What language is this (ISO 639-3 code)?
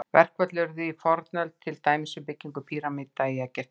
isl